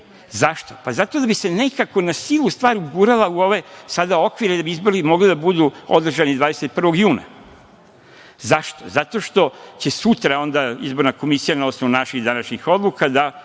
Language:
Serbian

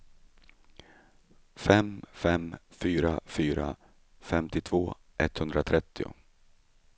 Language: Swedish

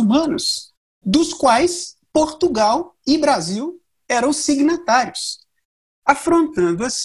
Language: Portuguese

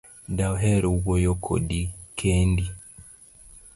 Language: Luo (Kenya and Tanzania)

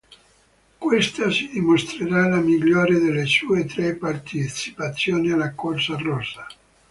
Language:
Italian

